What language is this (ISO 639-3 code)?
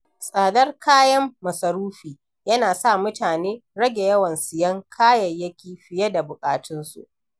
hau